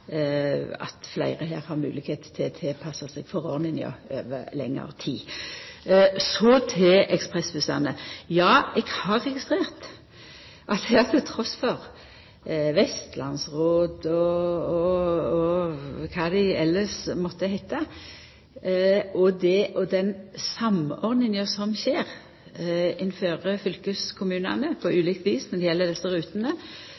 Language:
Norwegian Nynorsk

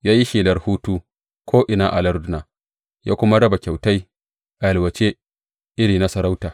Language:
Hausa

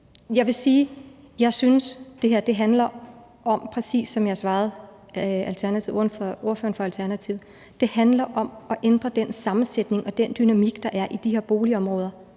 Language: Danish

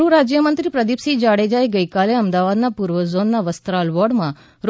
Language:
Gujarati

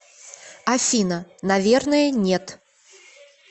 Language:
Russian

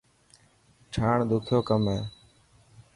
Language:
Dhatki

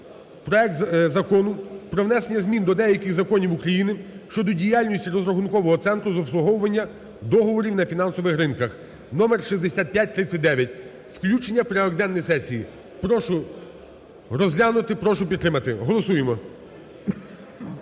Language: Ukrainian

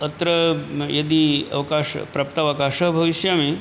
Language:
Sanskrit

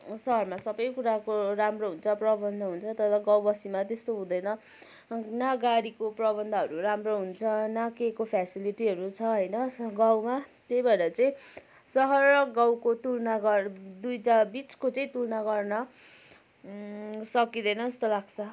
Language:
Nepali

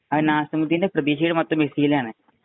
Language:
Malayalam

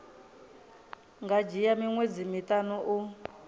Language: Venda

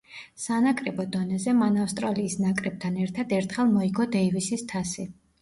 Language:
Georgian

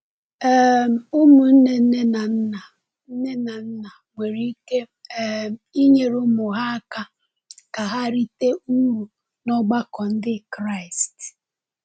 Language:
Igbo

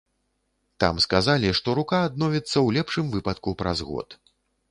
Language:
Belarusian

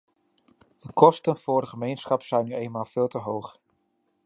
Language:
Dutch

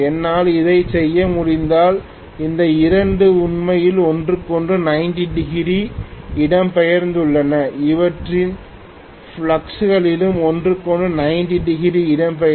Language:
Tamil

